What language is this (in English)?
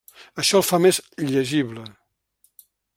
Catalan